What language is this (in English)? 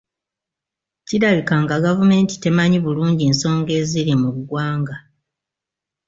Ganda